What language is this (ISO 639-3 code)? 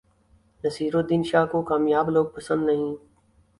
urd